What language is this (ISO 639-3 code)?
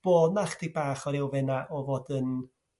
cym